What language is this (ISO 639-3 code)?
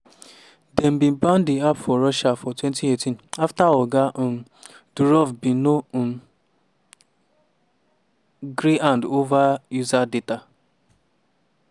pcm